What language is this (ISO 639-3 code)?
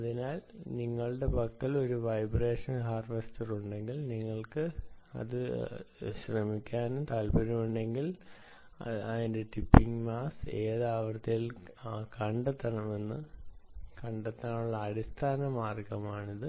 mal